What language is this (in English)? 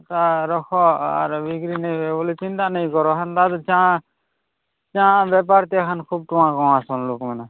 Odia